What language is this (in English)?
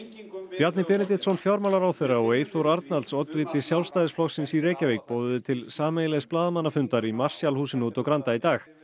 Icelandic